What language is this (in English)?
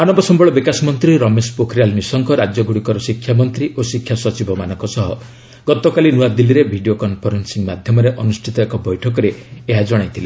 Odia